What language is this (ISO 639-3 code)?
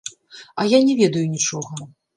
bel